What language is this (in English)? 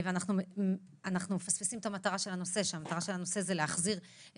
Hebrew